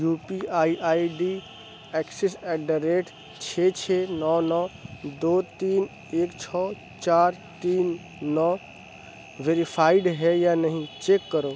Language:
Urdu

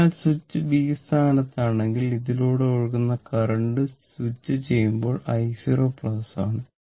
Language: Malayalam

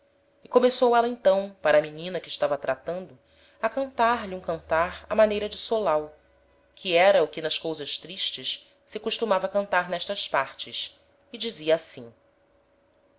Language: Portuguese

